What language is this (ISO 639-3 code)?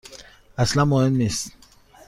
fas